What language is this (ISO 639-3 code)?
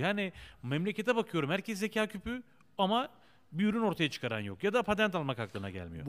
tur